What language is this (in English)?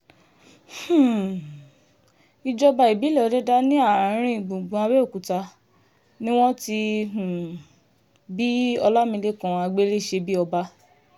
Yoruba